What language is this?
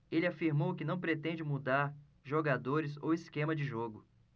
Portuguese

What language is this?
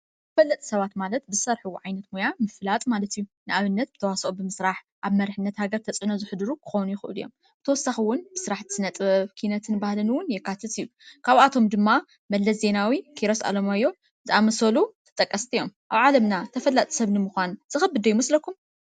Tigrinya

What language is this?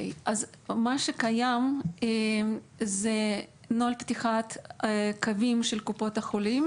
Hebrew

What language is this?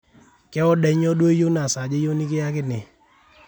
Masai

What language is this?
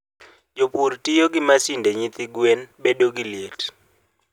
Luo (Kenya and Tanzania)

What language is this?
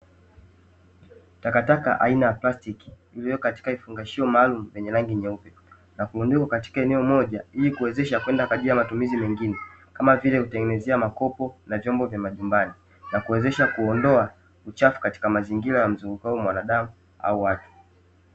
Swahili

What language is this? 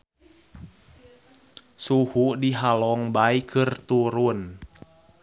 Sundanese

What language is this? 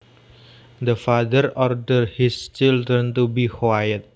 Javanese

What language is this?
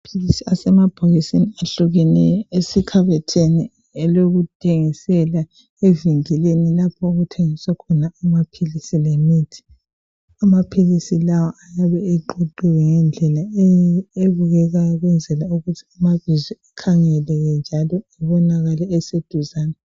North Ndebele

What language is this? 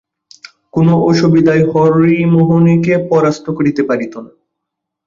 Bangla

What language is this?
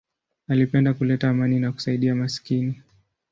Swahili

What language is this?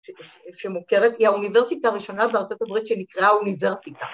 Hebrew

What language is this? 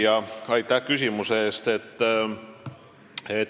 Estonian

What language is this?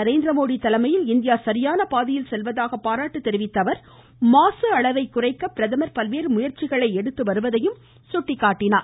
Tamil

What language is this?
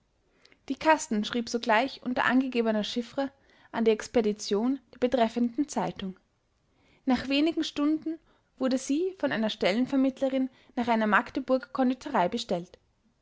German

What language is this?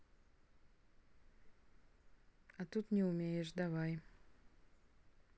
Russian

